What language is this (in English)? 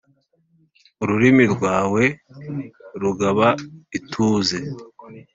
Kinyarwanda